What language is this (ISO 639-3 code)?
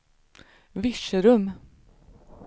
swe